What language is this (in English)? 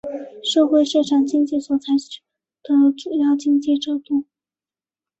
Chinese